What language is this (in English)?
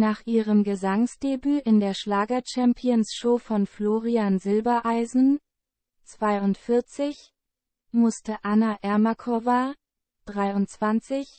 German